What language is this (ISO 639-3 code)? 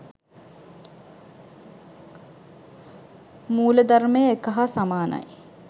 sin